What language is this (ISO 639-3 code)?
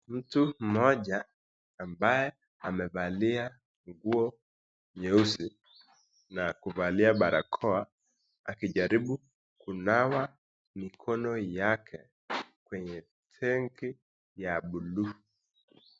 swa